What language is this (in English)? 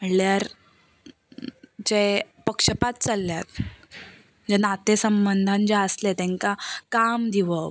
Konkani